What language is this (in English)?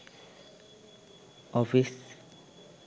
Sinhala